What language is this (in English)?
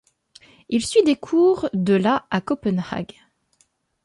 French